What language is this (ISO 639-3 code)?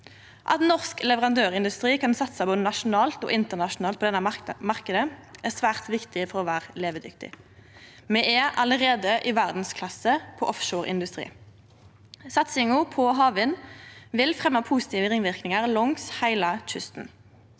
nor